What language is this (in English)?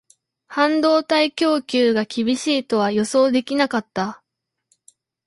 Japanese